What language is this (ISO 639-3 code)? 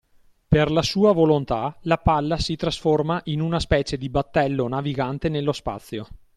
ita